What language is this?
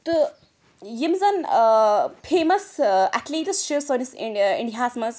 Kashmiri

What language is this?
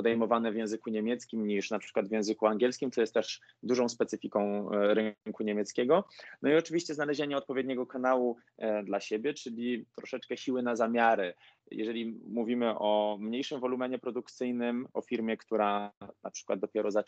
Polish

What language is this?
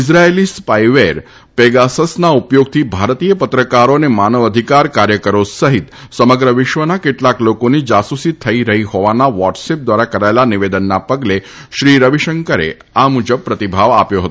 Gujarati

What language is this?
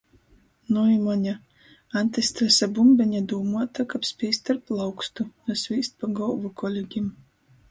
Latgalian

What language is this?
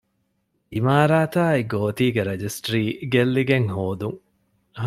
Divehi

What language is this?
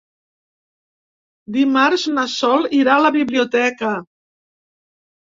Catalan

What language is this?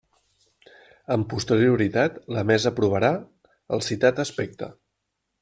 Catalan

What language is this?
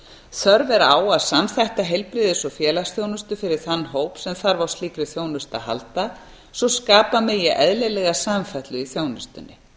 Icelandic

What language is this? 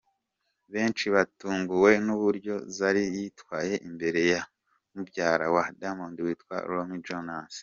Kinyarwanda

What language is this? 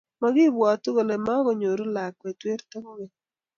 Kalenjin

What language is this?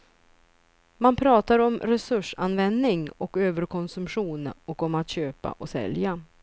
Swedish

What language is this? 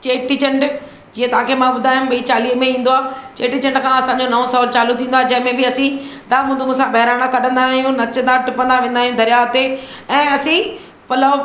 Sindhi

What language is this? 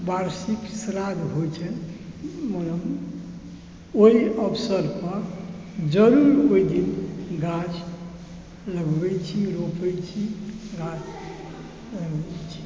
Maithili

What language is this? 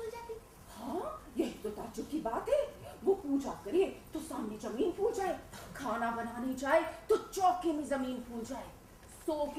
Hindi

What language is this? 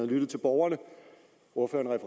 Danish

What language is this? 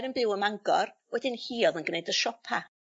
Welsh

